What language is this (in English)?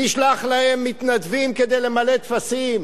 Hebrew